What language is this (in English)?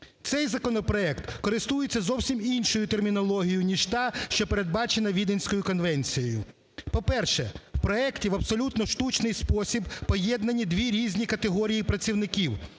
Ukrainian